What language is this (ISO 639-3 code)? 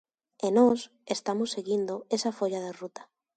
glg